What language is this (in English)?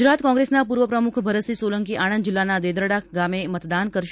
Gujarati